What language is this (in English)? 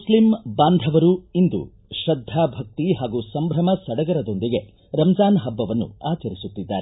Kannada